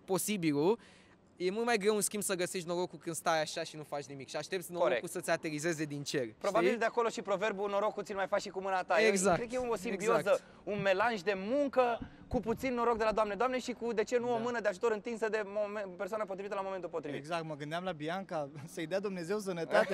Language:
Romanian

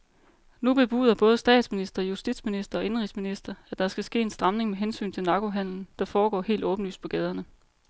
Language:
Danish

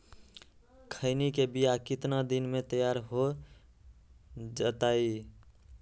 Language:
Magahi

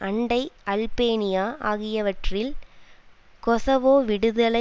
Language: Tamil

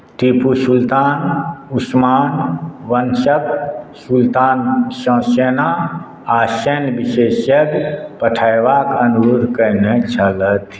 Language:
Maithili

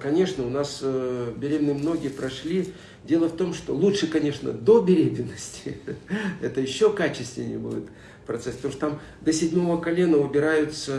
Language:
Russian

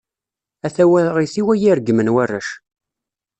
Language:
Kabyle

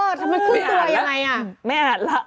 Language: Thai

